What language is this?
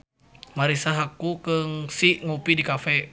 Sundanese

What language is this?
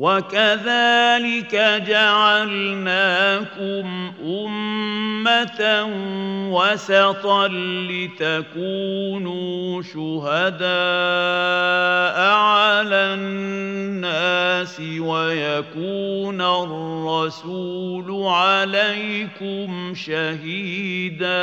Arabic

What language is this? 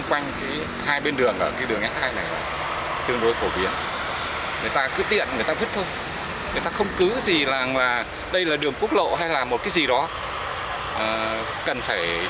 Vietnamese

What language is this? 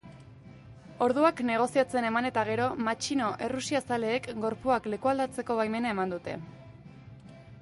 Basque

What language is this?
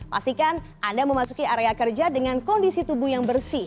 Indonesian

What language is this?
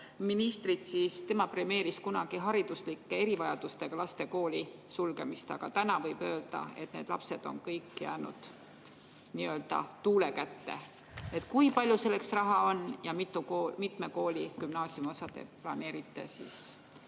Estonian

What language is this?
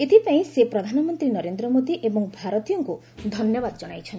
Odia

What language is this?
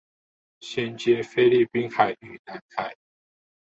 Chinese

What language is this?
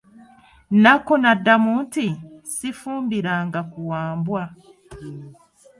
Ganda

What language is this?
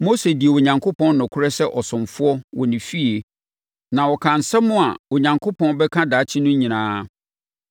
Akan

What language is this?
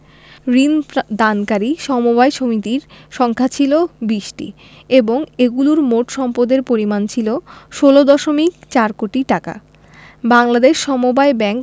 Bangla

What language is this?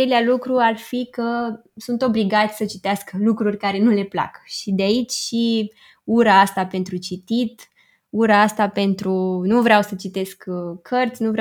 Romanian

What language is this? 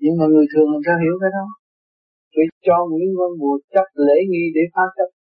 Vietnamese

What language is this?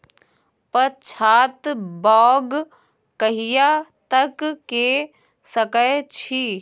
Maithili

